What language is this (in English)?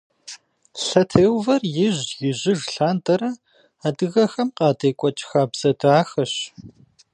Kabardian